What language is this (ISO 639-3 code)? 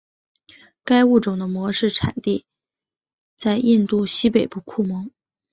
zho